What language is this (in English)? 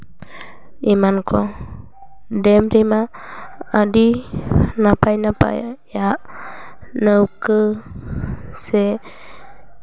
Santali